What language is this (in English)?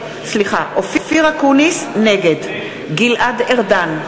Hebrew